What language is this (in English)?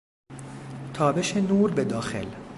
Persian